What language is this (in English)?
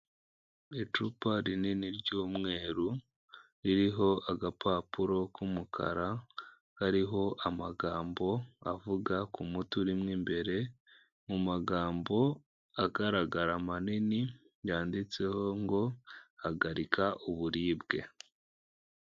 Kinyarwanda